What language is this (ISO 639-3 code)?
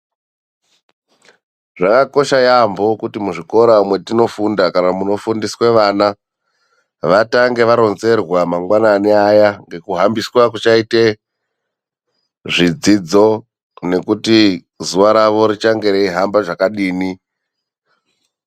ndc